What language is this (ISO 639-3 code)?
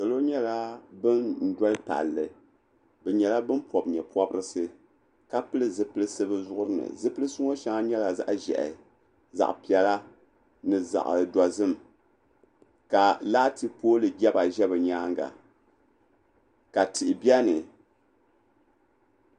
dag